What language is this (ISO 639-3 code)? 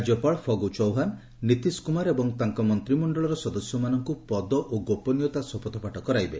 ori